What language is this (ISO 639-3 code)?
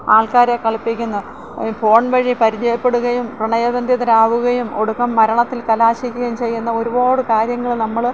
mal